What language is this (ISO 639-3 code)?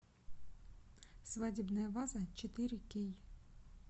rus